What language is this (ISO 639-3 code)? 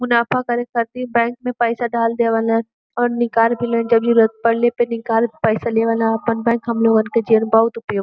bho